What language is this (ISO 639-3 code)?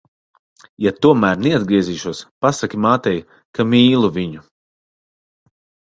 lav